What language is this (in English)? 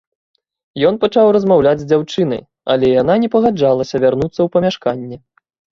Belarusian